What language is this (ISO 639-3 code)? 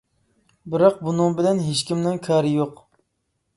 uig